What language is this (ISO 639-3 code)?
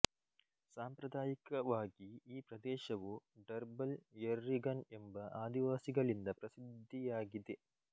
kan